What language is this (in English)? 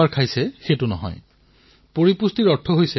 Assamese